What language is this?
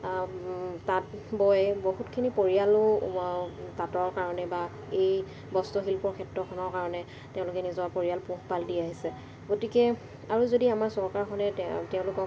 Assamese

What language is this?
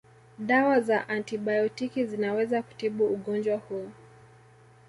Swahili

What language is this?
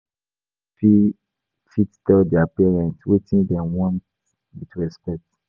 Nigerian Pidgin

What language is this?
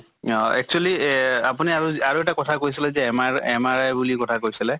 Assamese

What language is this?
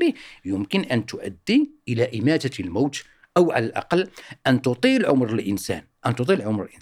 Arabic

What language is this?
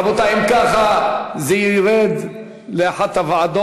Hebrew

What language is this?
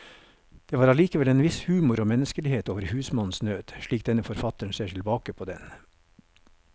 Norwegian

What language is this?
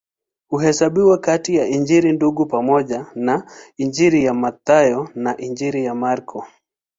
Swahili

